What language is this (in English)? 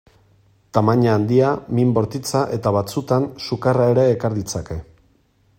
Basque